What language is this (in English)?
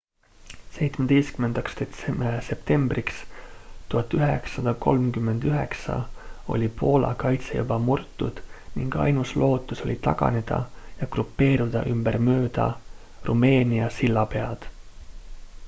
Estonian